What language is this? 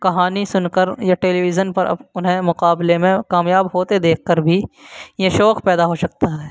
Urdu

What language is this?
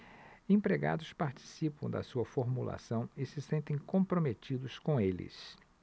Portuguese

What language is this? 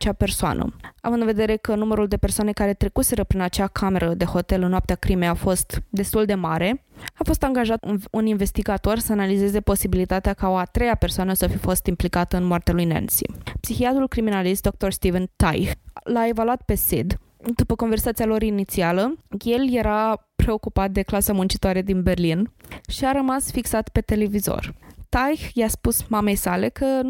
Romanian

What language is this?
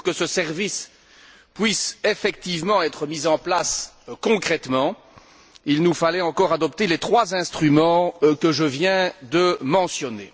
French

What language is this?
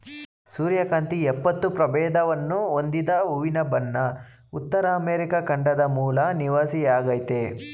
Kannada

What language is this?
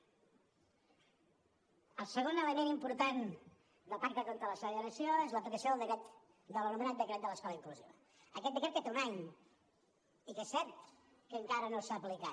Catalan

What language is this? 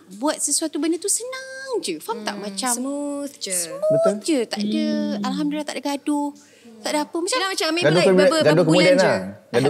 Malay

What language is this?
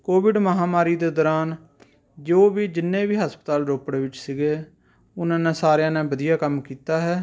Punjabi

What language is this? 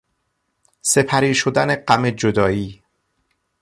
Persian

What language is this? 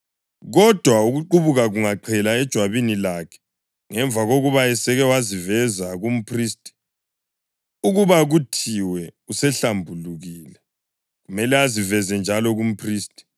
North Ndebele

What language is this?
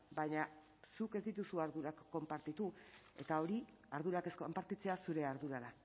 Basque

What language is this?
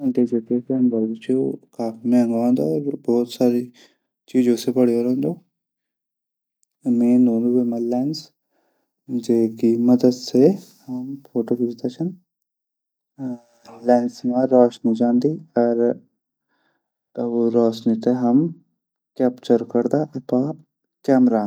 Garhwali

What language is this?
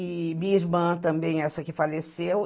Portuguese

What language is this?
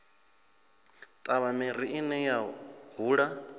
Venda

